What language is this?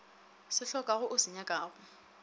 Northern Sotho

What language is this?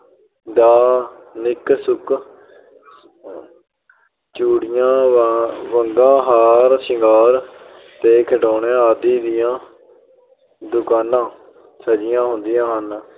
Punjabi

